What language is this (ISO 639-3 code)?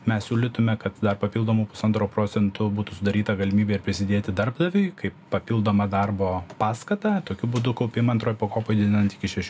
lit